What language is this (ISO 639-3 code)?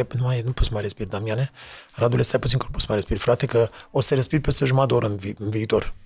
ron